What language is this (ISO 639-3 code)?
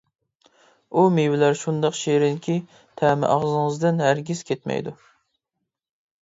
uig